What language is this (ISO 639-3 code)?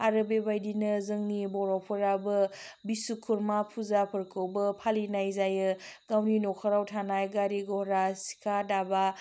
brx